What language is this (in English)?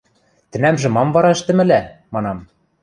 Western Mari